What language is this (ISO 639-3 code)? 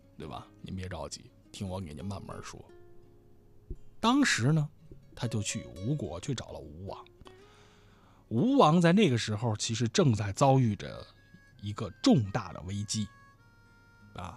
zho